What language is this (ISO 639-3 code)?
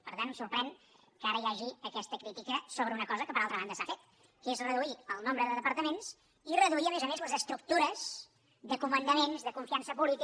cat